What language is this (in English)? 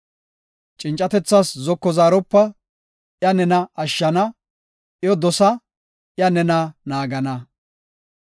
Gofa